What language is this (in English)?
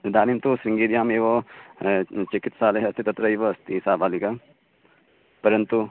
Sanskrit